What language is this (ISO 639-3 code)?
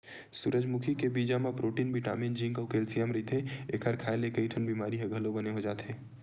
hne